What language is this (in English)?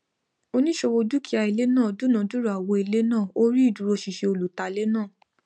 Yoruba